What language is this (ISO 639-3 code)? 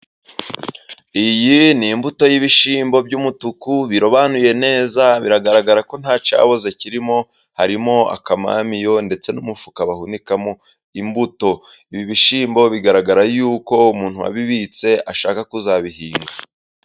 kin